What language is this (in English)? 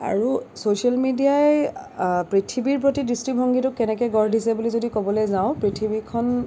Assamese